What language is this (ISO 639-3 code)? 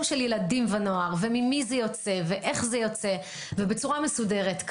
heb